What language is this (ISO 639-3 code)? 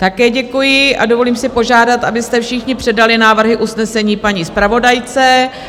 ces